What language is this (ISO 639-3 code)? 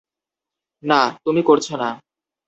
ben